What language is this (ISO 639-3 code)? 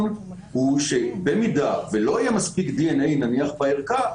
heb